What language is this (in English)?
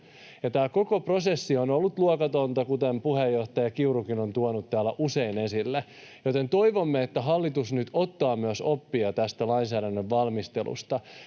Finnish